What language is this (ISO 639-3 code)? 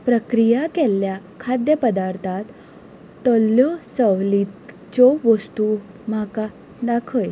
kok